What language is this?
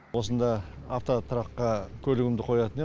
Kazakh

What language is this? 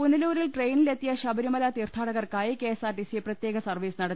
Malayalam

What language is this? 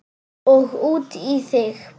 Icelandic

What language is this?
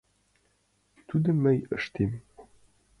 Mari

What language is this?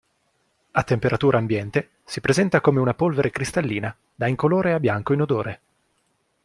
Italian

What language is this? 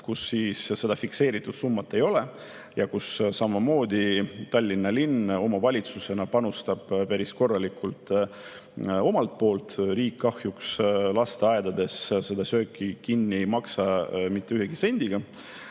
Estonian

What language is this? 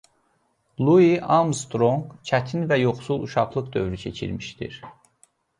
Azerbaijani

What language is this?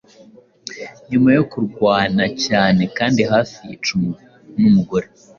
Kinyarwanda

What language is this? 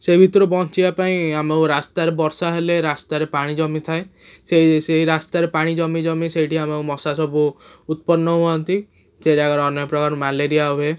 Odia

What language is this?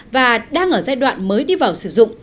Vietnamese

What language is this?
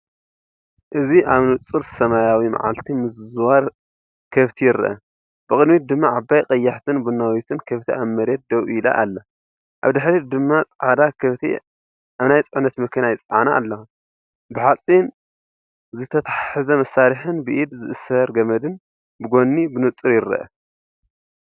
Tigrinya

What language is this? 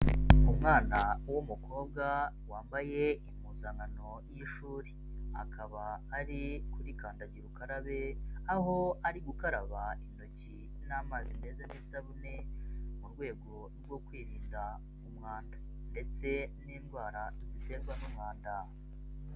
Kinyarwanda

